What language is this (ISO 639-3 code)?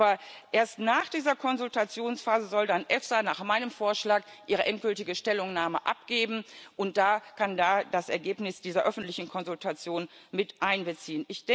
deu